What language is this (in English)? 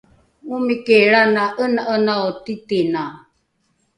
Rukai